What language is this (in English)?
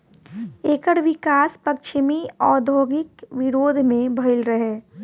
Bhojpuri